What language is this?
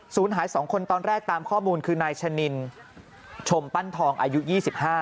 Thai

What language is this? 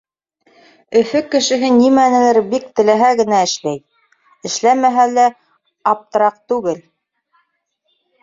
Bashkir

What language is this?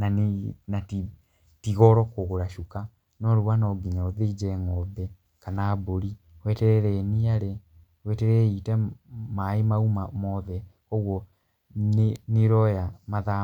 Kikuyu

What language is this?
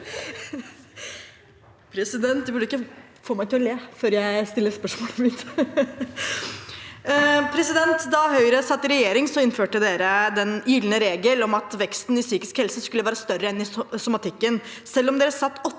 Norwegian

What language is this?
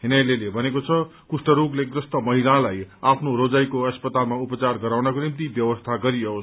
Nepali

